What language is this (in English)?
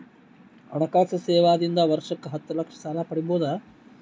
Kannada